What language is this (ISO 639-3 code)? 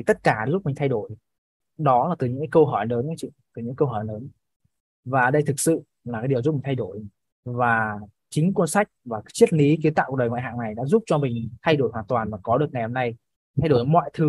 vie